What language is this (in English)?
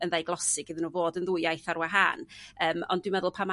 Welsh